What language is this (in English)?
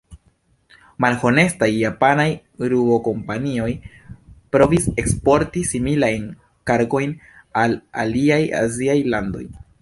Esperanto